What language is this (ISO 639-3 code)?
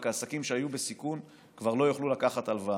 heb